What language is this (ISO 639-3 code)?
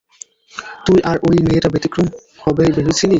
ben